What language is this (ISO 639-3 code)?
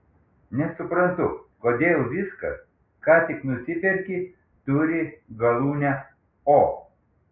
lit